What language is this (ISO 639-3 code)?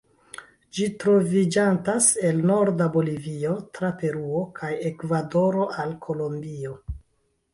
epo